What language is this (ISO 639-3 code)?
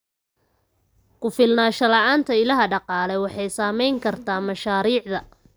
som